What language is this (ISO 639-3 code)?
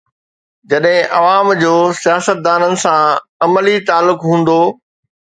snd